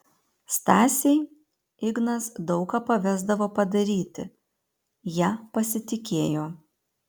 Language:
Lithuanian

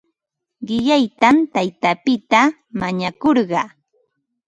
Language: Ambo-Pasco Quechua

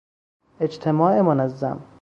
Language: Persian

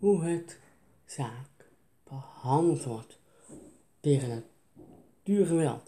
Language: Dutch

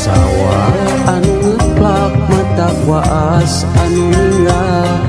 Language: Malay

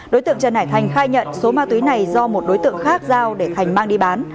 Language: Vietnamese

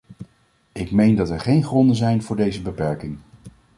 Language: Dutch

